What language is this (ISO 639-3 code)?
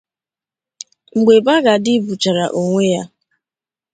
ibo